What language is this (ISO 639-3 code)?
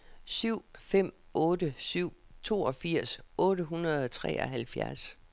dan